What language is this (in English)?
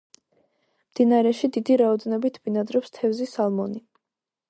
Georgian